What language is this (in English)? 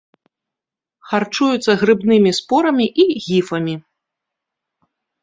Belarusian